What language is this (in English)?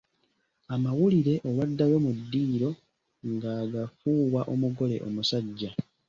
Ganda